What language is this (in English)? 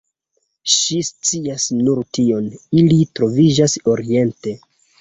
Esperanto